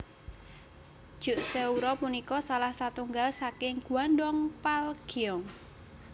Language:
Javanese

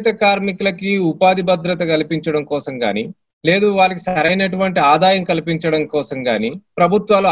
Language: Hindi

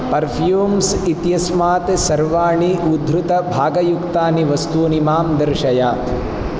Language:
Sanskrit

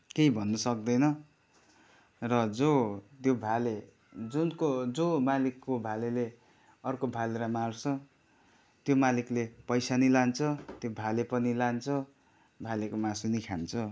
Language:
Nepali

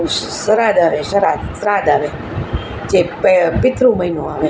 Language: Gujarati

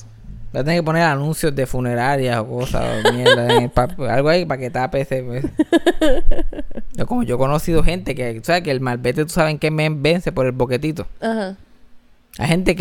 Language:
Spanish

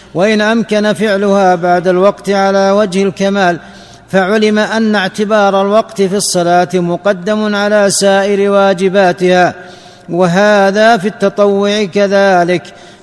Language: Arabic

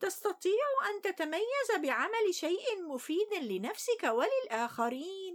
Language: Arabic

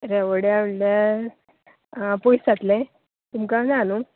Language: Konkani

